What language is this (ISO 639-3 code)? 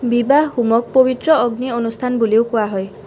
asm